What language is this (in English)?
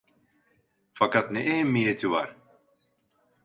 Turkish